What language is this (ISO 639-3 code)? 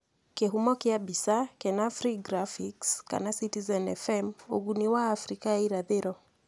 kik